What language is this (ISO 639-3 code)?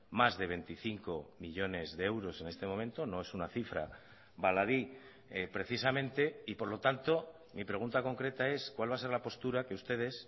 spa